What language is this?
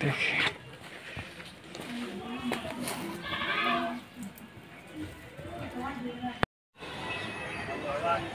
Hindi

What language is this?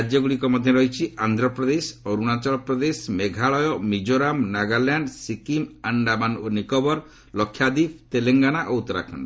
Odia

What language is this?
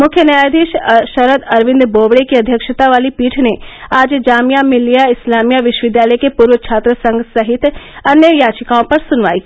Hindi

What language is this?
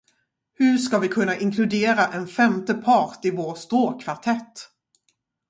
Swedish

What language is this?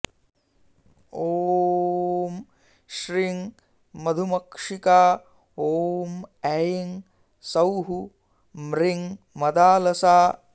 Sanskrit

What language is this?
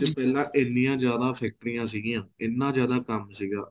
Punjabi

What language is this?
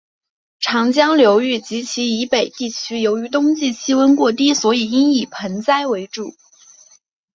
Chinese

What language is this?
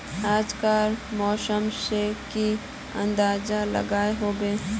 Magahi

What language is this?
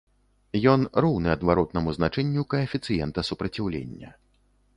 Belarusian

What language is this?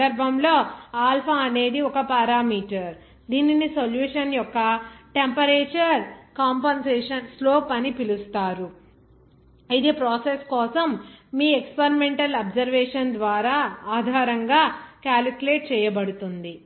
Telugu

